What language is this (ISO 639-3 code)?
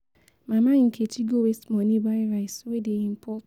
pcm